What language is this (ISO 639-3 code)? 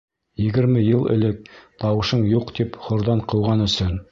bak